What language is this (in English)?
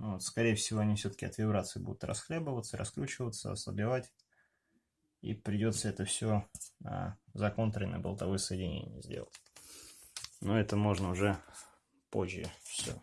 Russian